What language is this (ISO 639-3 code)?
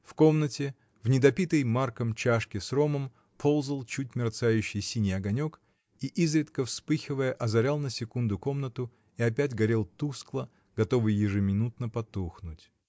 rus